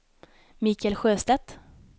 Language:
Swedish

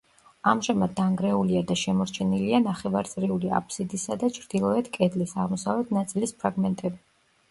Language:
Georgian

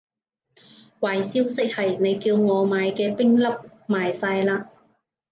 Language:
Cantonese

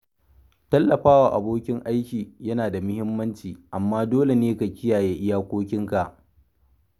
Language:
Hausa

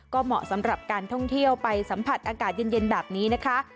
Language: Thai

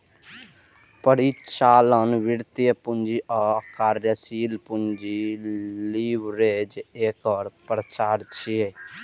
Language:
Maithili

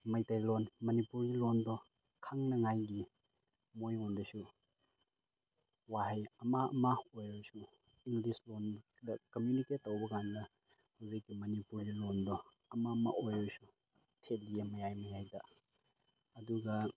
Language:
Manipuri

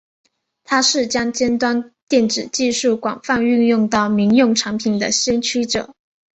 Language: Chinese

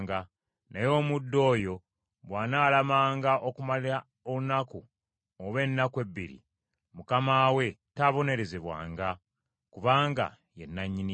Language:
Ganda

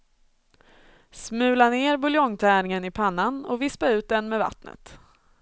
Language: Swedish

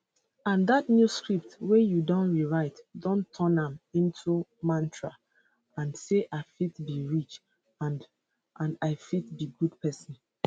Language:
Nigerian Pidgin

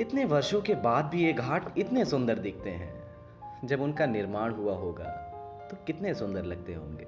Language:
Hindi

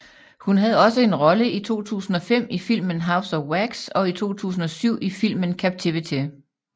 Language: Danish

